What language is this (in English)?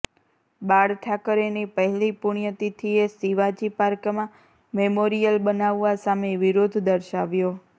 Gujarati